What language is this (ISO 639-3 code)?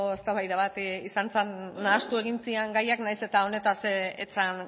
eus